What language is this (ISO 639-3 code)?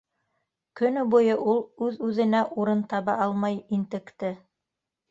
bak